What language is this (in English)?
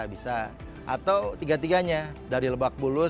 Indonesian